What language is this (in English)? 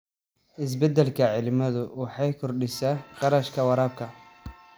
Somali